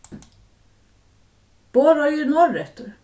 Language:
Faroese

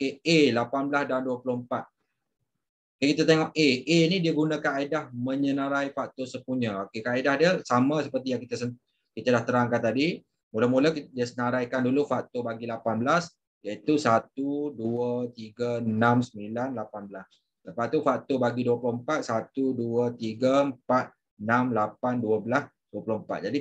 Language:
Malay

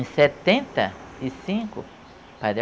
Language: Portuguese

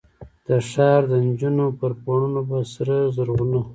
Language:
Pashto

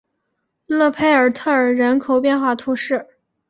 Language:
Chinese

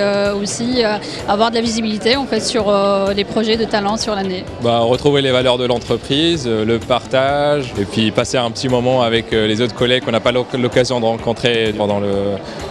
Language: French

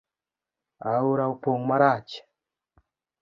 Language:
Luo (Kenya and Tanzania)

